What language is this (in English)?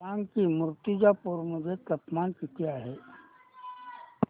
Marathi